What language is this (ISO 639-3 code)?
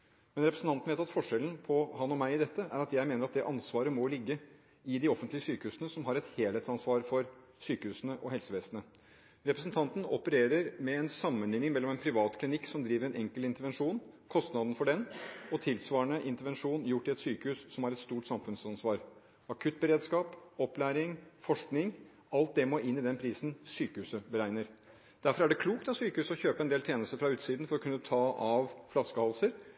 nob